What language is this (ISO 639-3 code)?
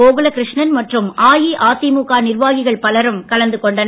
tam